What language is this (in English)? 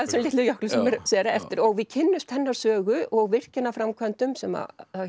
Icelandic